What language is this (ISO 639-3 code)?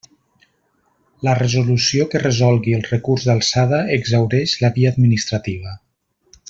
cat